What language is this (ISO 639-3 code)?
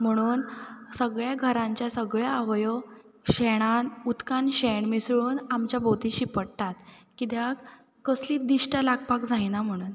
kok